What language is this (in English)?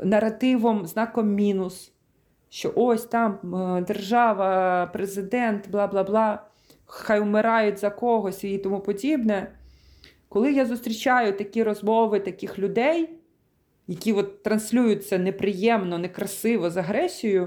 Ukrainian